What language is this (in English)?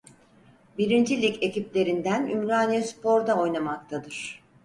Turkish